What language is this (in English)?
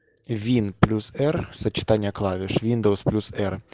Russian